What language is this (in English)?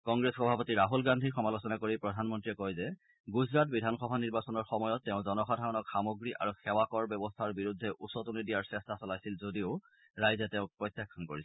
Assamese